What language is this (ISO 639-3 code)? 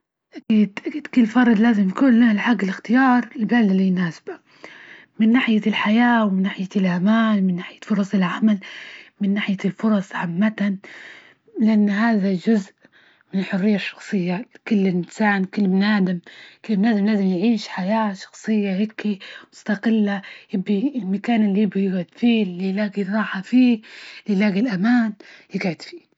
ayl